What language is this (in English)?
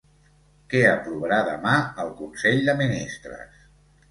Catalan